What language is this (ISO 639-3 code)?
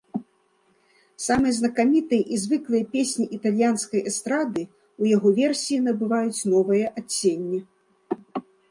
bel